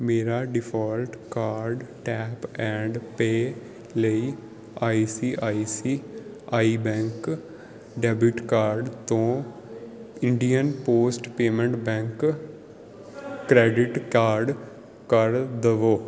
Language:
Punjabi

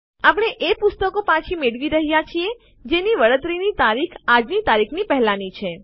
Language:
Gujarati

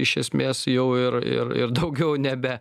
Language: Lithuanian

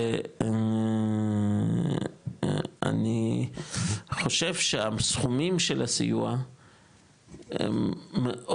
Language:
Hebrew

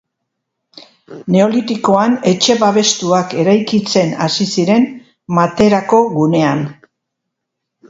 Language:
Basque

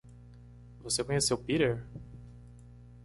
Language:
Portuguese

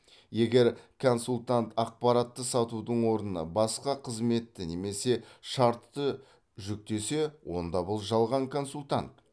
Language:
Kazakh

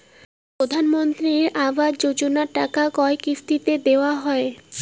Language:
Bangla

